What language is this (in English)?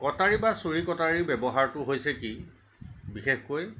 Assamese